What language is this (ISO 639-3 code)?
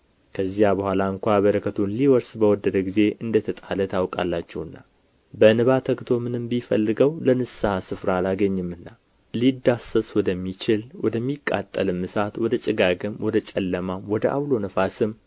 amh